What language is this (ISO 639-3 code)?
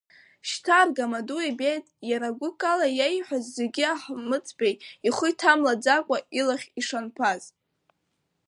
abk